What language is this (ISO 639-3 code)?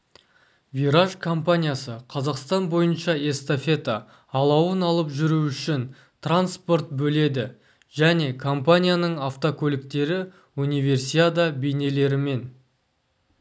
kaz